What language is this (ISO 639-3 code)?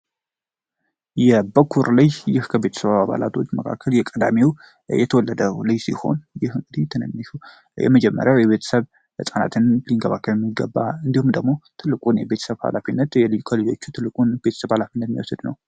amh